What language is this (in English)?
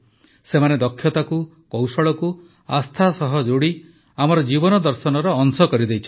Odia